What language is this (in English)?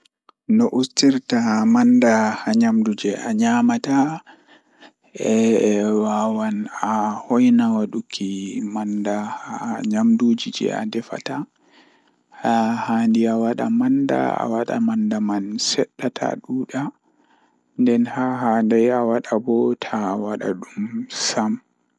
Fula